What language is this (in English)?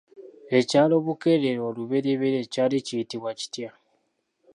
Ganda